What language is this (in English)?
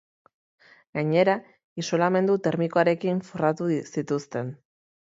Basque